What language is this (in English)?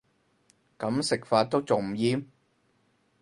Cantonese